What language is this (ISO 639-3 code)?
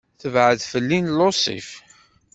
kab